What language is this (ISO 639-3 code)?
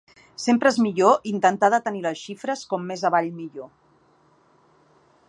cat